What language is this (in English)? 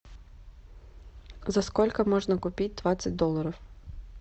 Russian